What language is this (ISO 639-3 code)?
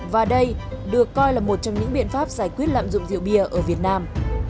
vie